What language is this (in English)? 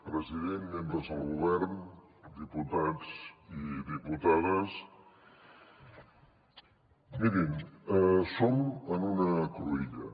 Catalan